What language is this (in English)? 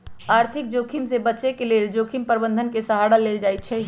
Magahi